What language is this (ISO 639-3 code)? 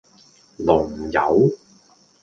yue